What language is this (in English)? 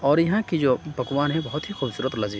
Urdu